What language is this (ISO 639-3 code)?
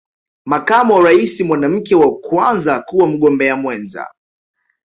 swa